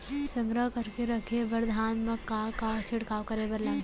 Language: Chhattisgarhi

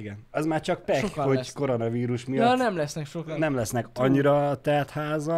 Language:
Hungarian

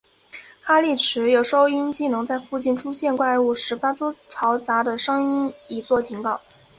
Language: Chinese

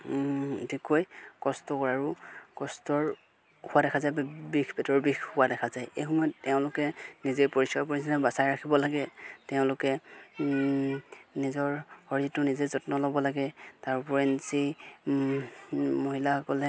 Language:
Assamese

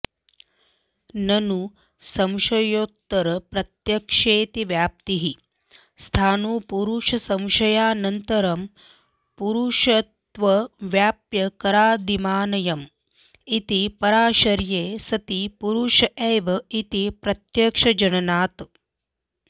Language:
Sanskrit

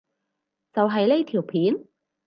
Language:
Cantonese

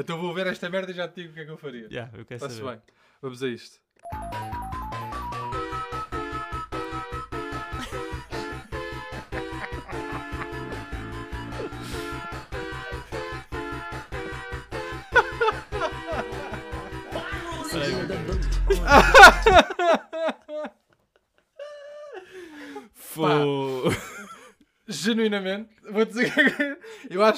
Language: Portuguese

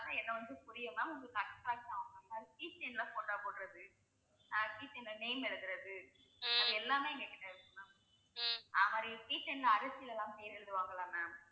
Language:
Tamil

